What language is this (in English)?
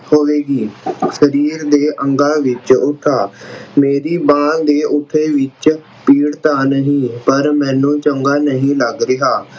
Punjabi